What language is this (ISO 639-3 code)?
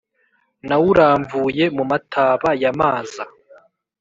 kin